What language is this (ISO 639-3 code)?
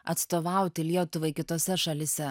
lit